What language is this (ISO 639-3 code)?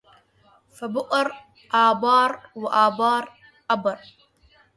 ara